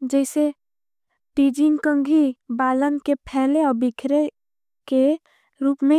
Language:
Angika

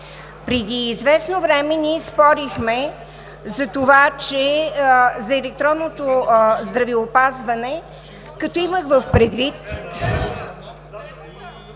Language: Bulgarian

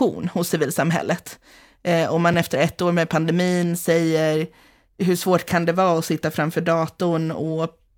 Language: Swedish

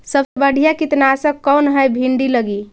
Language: Magahi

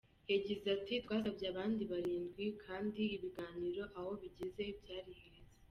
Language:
Kinyarwanda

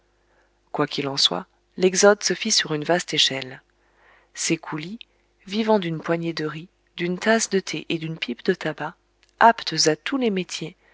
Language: French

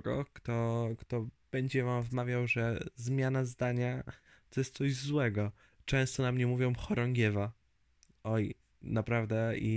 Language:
Polish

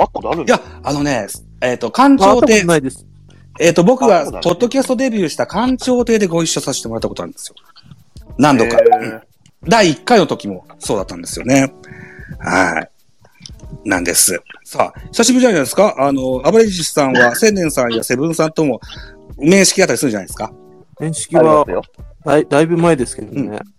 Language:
Japanese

